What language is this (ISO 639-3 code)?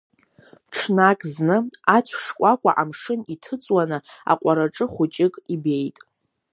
abk